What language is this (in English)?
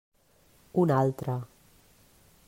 Catalan